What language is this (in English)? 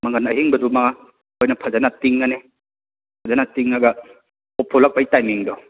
Manipuri